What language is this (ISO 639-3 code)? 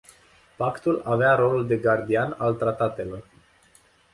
ron